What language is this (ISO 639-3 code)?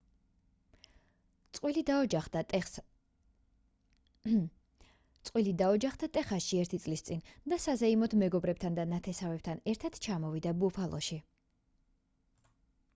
kat